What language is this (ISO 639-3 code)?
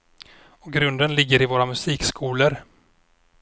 swe